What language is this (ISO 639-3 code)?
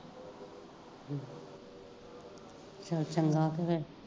pan